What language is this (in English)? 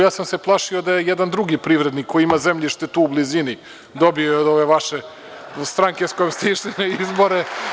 Serbian